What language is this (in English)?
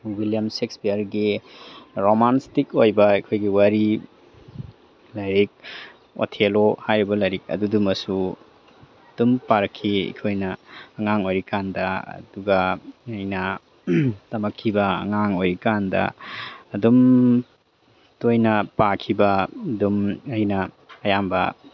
Manipuri